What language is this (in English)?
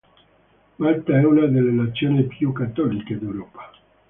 Italian